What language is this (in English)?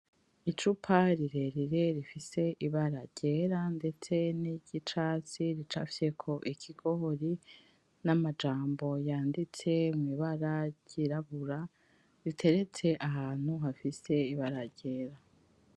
Rundi